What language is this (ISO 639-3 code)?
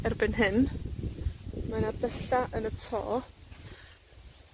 cym